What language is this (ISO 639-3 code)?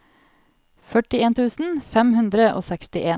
nor